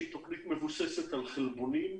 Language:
Hebrew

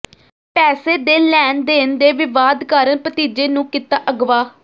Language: Punjabi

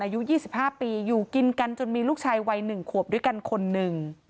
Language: Thai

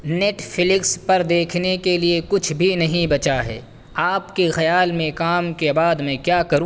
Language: Urdu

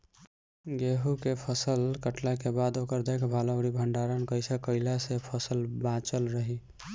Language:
Bhojpuri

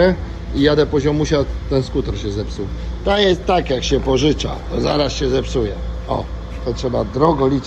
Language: Polish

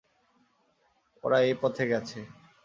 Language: Bangla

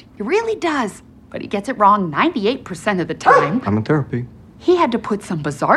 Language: Korean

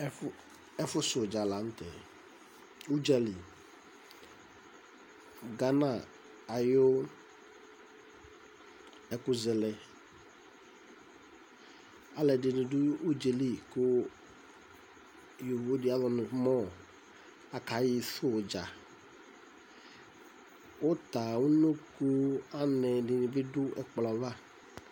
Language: Ikposo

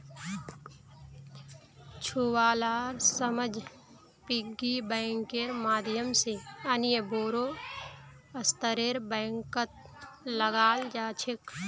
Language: Magahi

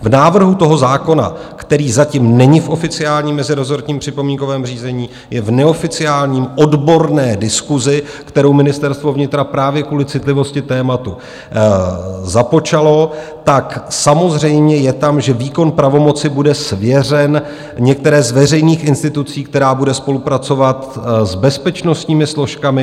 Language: Czech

